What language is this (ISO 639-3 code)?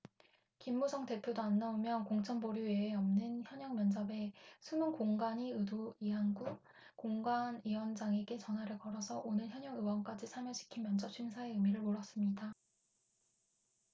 kor